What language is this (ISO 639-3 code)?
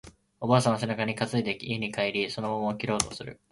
jpn